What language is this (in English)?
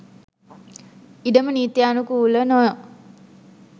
Sinhala